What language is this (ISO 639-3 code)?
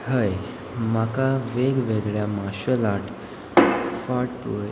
kok